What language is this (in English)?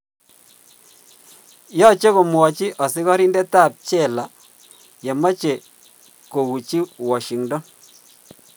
Kalenjin